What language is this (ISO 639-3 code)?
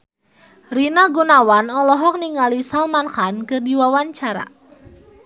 sun